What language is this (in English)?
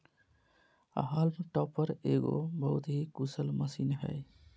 Magahi